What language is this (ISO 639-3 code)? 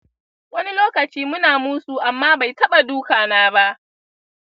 hau